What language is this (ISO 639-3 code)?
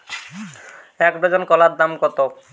ben